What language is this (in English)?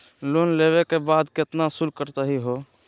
Magahi